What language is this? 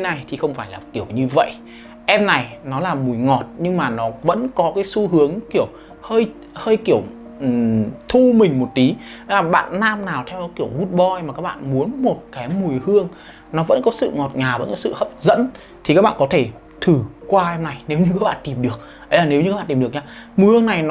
Vietnamese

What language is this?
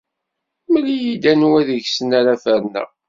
Kabyle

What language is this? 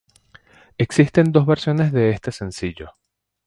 Spanish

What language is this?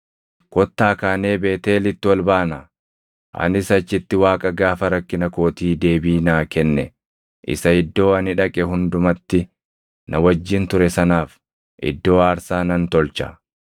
Oromo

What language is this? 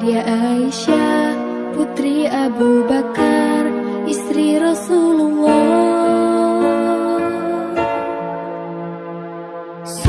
Vietnamese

